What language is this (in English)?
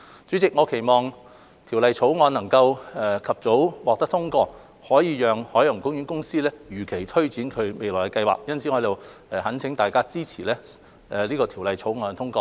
Cantonese